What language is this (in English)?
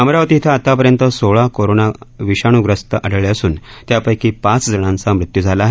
Marathi